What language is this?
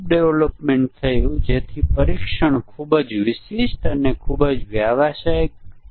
Gujarati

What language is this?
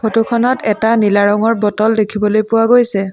Assamese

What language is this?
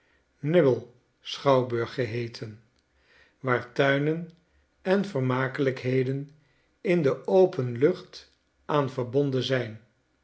Dutch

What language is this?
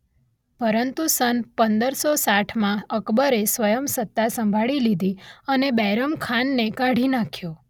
Gujarati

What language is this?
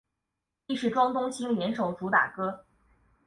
Chinese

